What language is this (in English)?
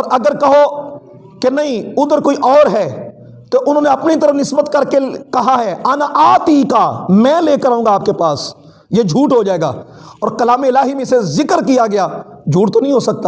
Urdu